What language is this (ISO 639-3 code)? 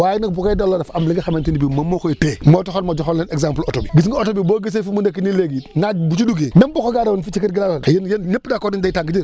wol